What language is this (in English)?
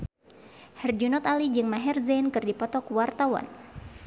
Sundanese